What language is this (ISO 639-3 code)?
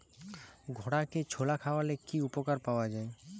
ben